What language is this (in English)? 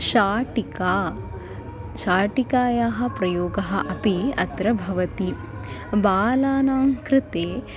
Sanskrit